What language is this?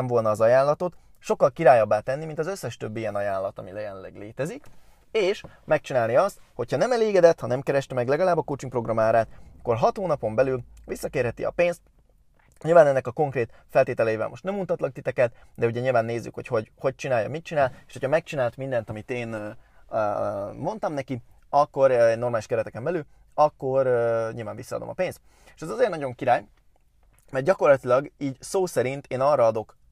Hungarian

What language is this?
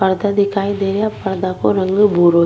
Rajasthani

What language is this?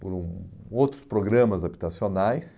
Portuguese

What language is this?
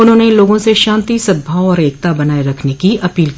Hindi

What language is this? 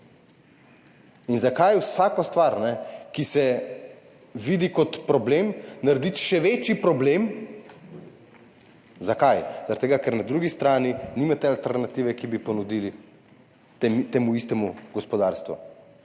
Slovenian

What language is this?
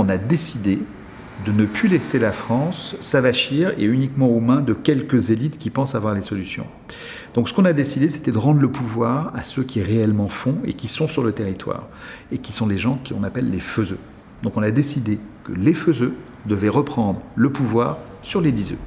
French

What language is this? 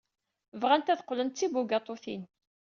Kabyle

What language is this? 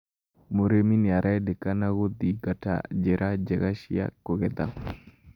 Kikuyu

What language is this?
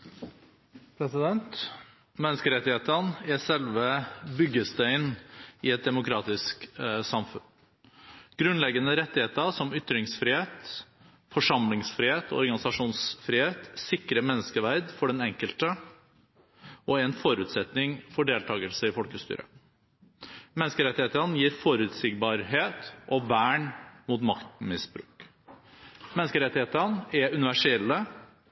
Norwegian Bokmål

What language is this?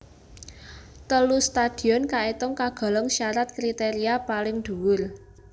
Javanese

